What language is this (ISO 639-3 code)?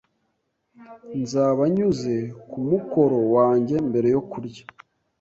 kin